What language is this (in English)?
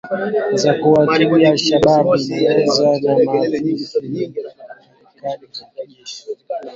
Swahili